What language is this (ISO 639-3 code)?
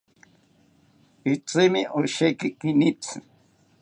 cpy